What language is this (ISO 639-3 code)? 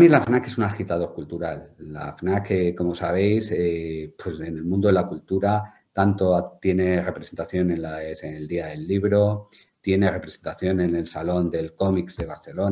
spa